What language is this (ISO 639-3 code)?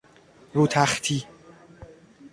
fas